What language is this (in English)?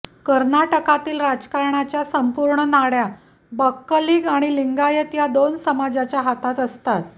Marathi